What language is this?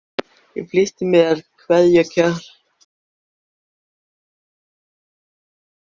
Icelandic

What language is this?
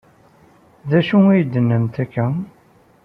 Kabyle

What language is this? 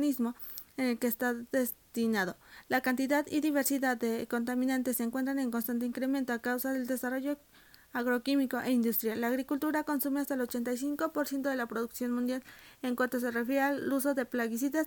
Spanish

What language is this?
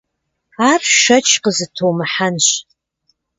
Kabardian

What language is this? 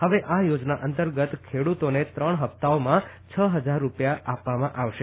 Gujarati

